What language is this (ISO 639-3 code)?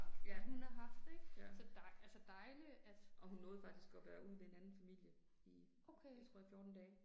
dan